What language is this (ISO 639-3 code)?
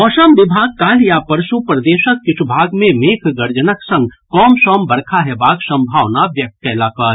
mai